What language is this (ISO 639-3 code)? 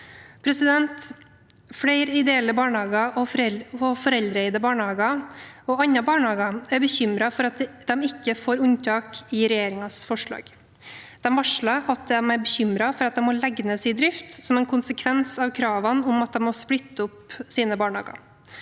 nor